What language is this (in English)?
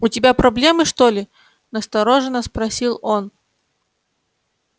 Russian